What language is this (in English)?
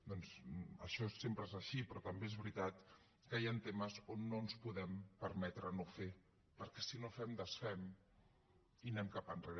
Catalan